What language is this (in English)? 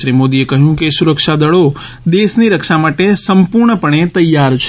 Gujarati